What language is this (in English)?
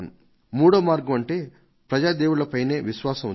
Telugu